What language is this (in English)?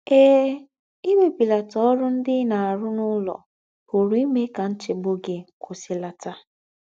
Igbo